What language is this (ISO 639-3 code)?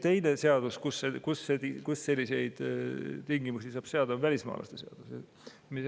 est